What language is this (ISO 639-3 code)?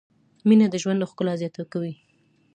pus